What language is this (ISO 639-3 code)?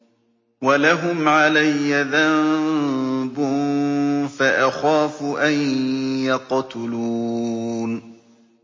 ara